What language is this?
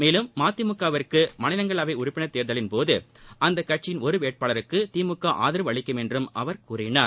Tamil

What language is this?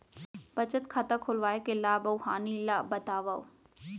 Chhattisgarhi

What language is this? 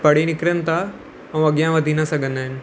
Sindhi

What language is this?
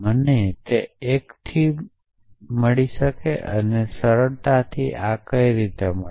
Gujarati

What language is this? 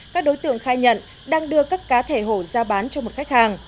Vietnamese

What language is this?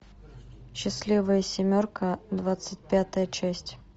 Russian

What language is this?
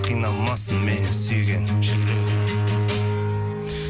Kazakh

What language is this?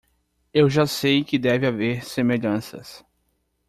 Portuguese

